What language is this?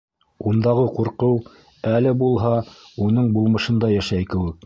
Bashkir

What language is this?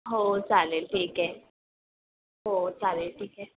Marathi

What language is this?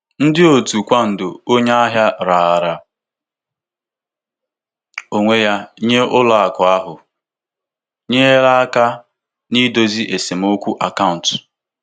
Igbo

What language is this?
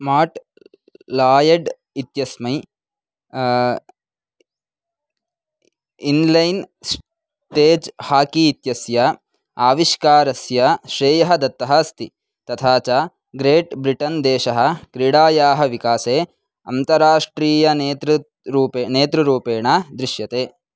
Sanskrit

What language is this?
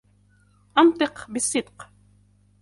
Arabic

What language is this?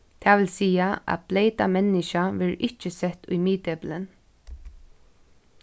Faroese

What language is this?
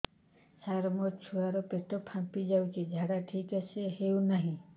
Odia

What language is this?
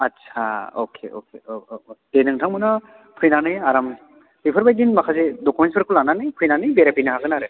Bodo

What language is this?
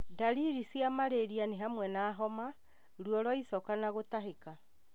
Kikuyu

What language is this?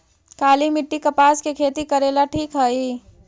Magahi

